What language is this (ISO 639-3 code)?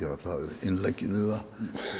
isl